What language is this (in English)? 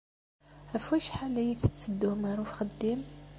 Kabyle